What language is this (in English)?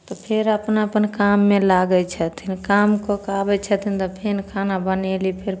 Maithili